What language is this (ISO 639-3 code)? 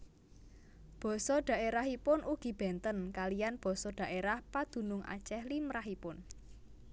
jav